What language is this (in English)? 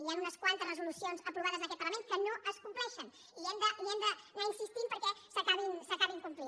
Catalan